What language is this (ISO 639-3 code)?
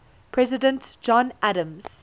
eng